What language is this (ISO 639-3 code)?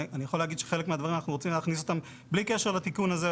heb